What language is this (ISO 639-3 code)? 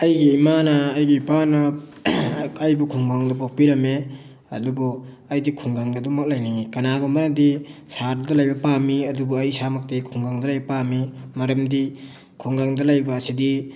mni